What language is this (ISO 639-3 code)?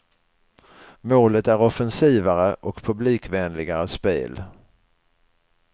swe